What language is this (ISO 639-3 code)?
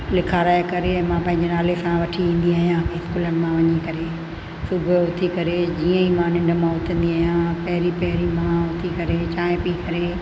snd